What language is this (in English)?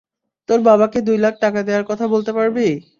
Bangla